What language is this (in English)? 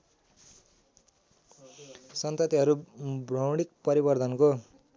Nepali